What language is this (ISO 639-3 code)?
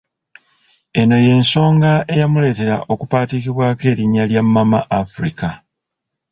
lug